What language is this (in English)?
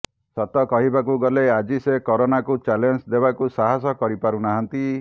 Odia